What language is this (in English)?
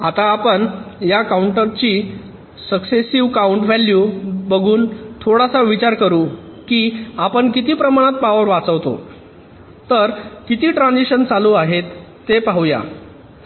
Marathi